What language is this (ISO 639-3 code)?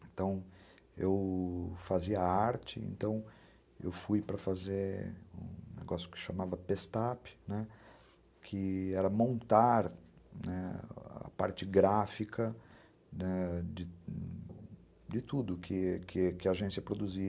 por